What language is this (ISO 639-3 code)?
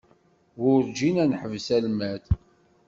kab